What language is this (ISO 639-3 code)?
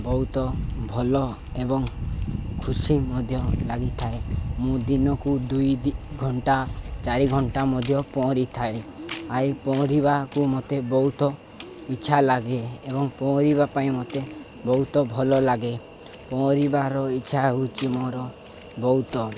ori